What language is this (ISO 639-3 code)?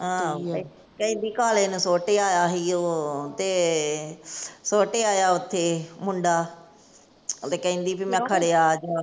pan